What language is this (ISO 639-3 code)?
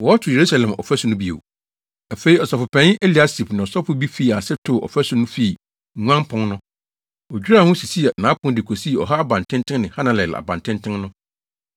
aka